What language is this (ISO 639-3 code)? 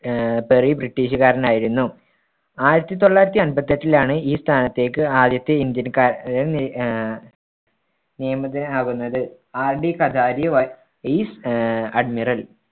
mal